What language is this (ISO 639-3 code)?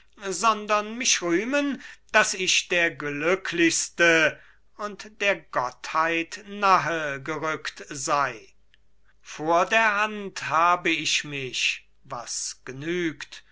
deu